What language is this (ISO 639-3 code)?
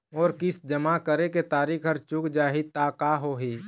hne